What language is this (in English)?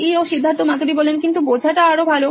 Bangla